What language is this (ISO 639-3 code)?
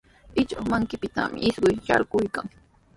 qws